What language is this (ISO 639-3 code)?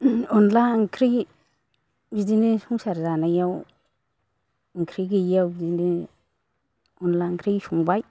brx